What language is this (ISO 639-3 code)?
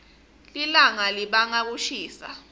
ssw